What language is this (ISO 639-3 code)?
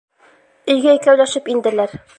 bak